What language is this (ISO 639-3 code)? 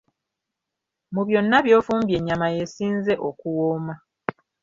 lug